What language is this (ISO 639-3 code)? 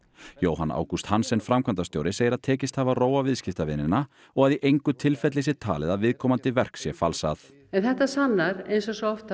isl